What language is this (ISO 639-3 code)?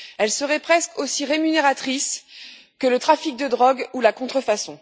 fra